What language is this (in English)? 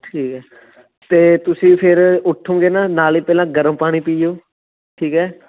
Punjabi